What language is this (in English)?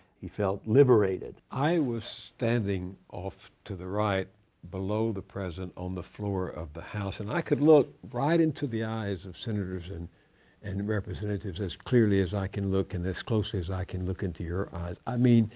English